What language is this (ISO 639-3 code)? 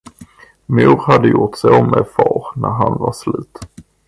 swe